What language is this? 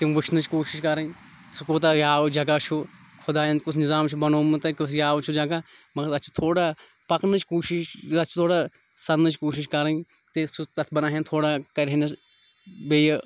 Kashmiri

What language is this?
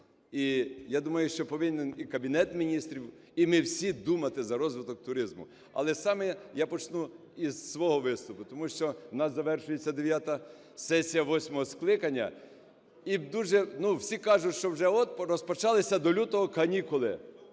Ukrainian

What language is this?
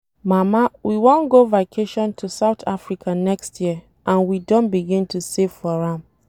Nigerian Pidgin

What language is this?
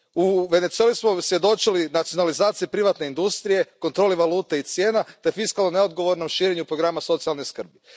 Croatian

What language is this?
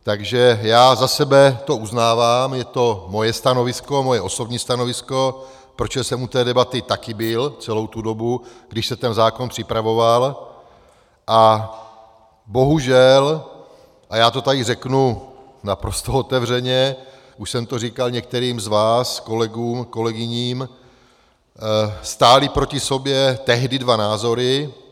Czech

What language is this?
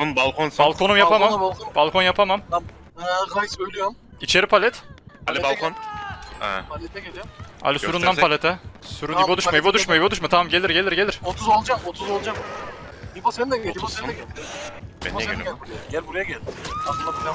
Turkish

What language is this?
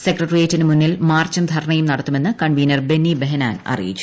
Malayalam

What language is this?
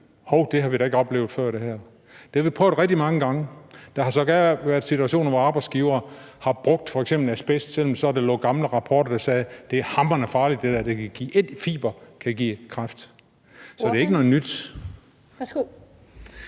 Danish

